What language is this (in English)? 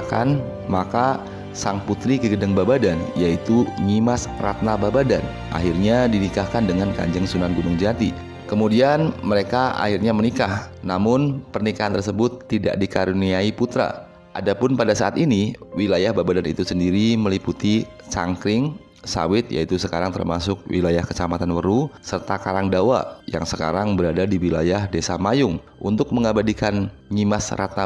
Indonesian